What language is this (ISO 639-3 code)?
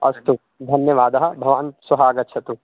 san